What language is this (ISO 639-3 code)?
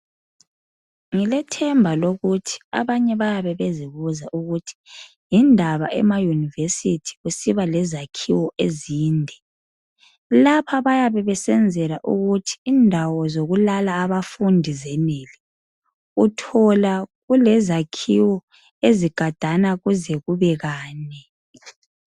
nde